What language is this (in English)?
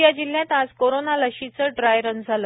Marathi